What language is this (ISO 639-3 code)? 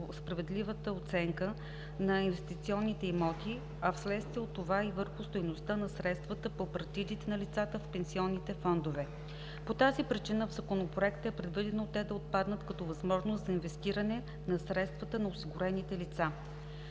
bul